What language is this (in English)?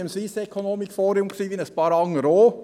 Swiss German